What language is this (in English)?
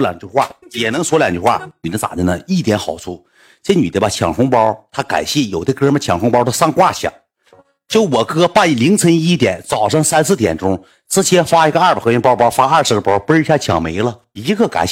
Chinese